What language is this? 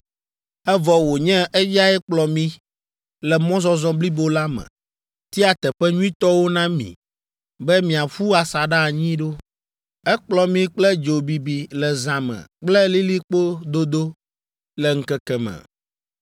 Ewe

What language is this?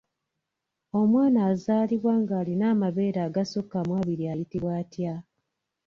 Ganda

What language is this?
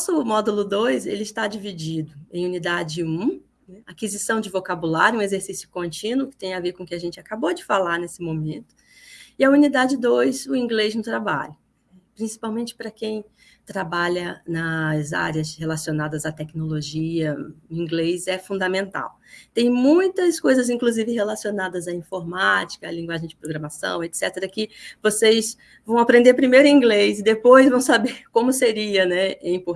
Portuguese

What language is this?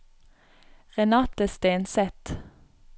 Norwegian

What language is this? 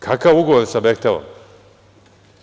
Serbian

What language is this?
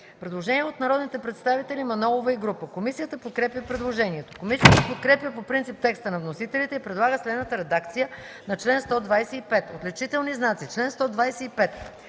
Bulgarian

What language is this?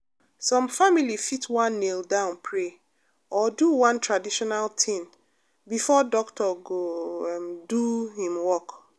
Nigerian Pidgin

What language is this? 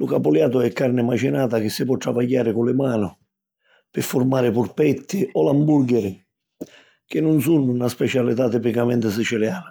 Sicilian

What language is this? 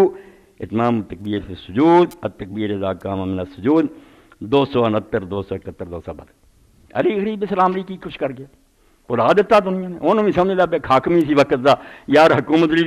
Hindi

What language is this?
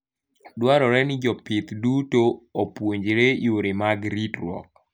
Luo (Kenya and Tanzania)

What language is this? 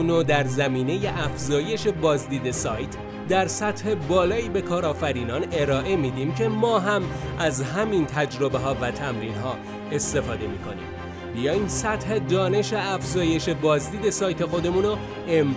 Persian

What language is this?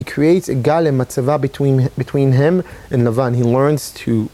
Hebrew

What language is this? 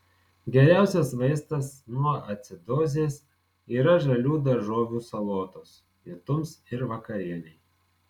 Lithuanian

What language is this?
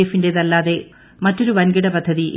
Malayalam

